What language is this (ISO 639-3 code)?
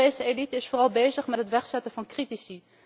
nld